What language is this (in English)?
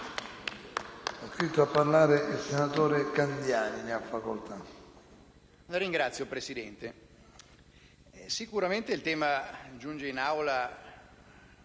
Italian